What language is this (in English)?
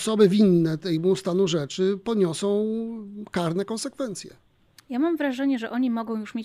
Polish